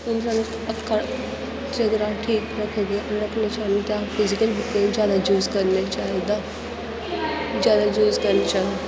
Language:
Dogri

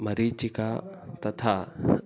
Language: Sanskrit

